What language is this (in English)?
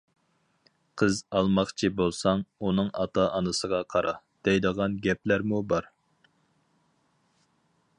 Uyghur